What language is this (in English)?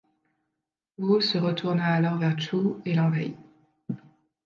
French